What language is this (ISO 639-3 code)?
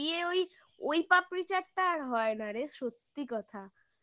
ben